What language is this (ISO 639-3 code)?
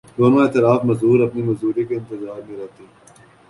urd